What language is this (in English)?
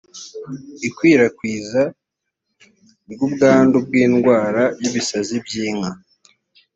Kinyarwanda